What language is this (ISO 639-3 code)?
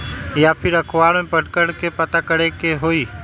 mag